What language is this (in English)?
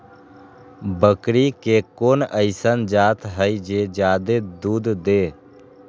Magahi